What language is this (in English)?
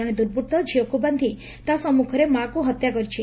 Odia